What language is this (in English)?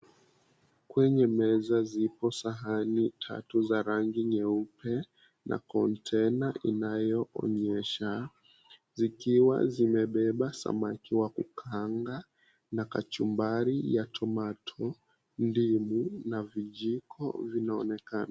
Swahili